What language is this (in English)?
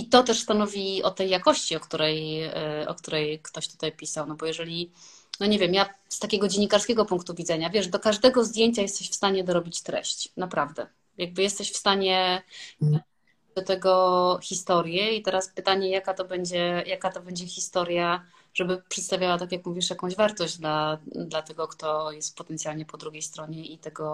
Polish